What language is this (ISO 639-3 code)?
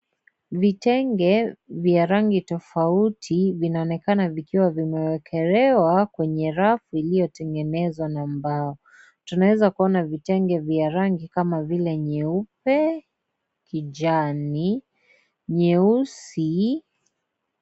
swa